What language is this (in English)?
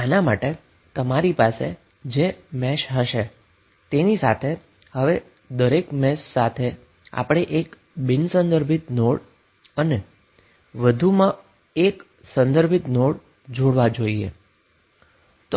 Gujarati